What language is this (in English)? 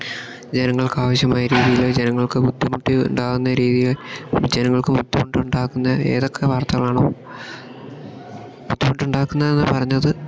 Malayalam